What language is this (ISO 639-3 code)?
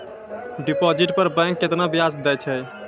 mai